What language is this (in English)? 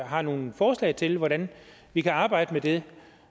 Danish